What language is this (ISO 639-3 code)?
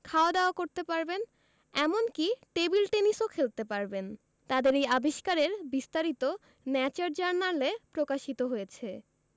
ben